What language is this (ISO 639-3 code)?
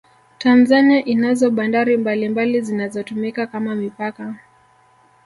swa